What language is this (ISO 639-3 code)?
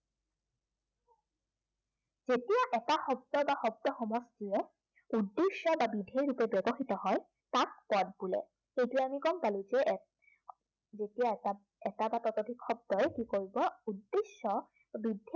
asm